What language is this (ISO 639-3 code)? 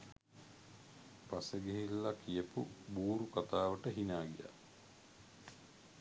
sin